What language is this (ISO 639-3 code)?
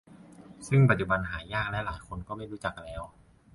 tha